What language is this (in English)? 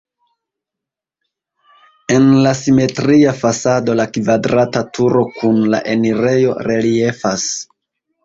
Esperanto